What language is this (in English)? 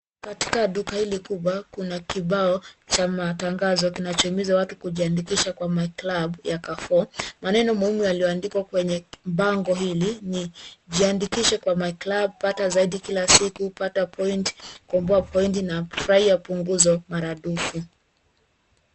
Swahili